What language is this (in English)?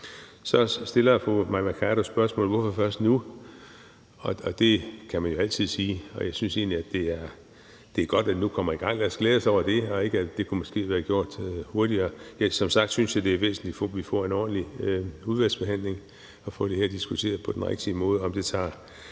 Danish